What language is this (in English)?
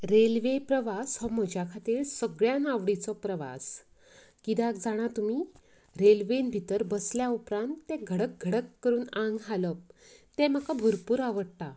Konkani